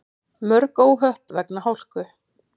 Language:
Icelandic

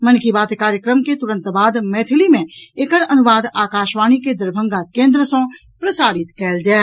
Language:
Maithili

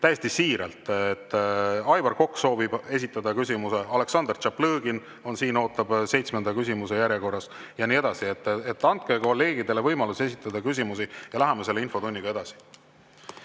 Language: Estonian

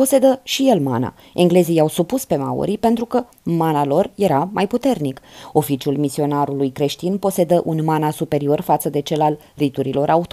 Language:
Romanian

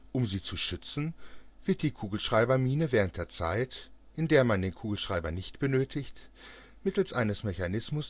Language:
German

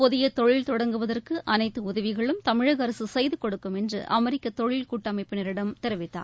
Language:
Tamil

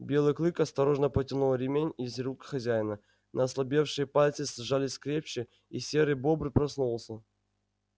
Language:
Russian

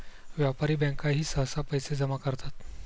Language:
Marathi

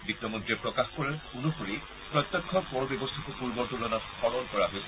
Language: Assamese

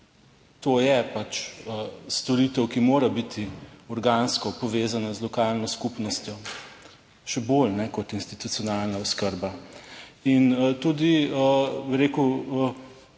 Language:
Slovenian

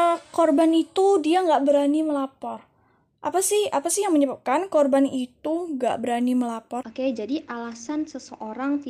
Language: Indonesian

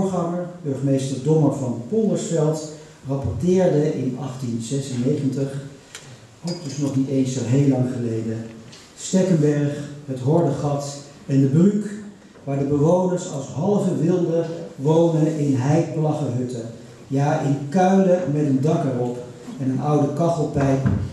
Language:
Dutch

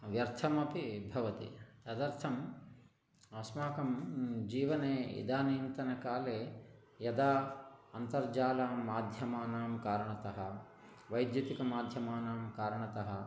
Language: Sanskrit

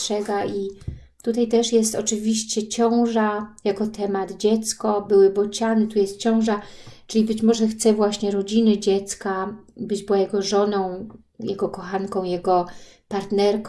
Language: Polish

